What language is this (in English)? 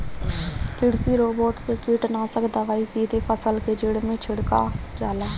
Bhojpuri